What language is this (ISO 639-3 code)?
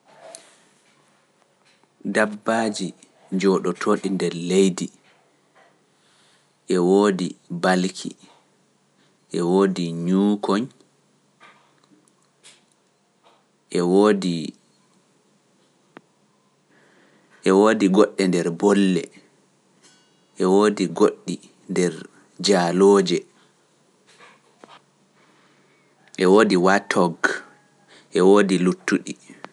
fuf